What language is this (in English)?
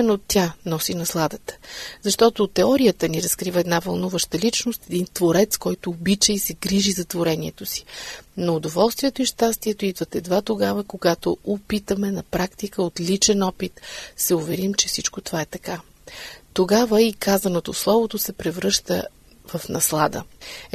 Bulgarian